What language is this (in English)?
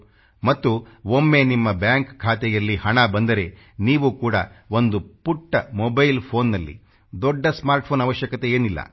Kannada